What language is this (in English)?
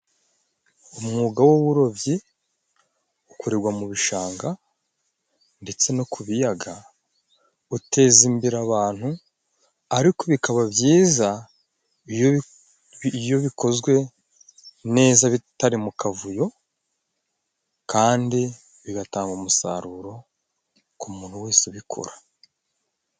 Kinyarwanda